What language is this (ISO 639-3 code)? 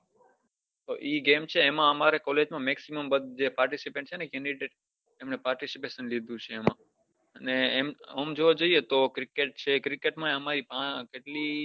guj